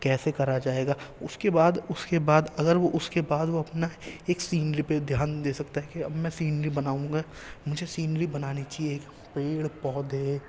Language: Urdu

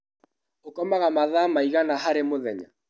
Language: Kikuyu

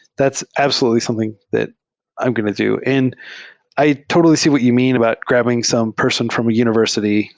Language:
English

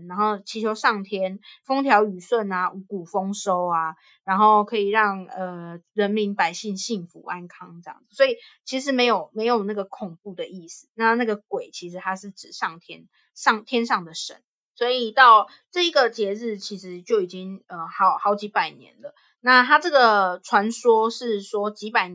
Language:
Chinese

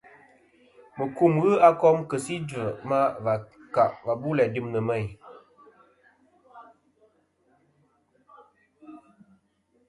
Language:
Kom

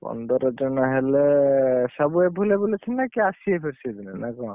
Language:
Odia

